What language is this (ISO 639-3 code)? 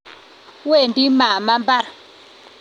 kln